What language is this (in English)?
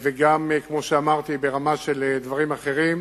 Hebrew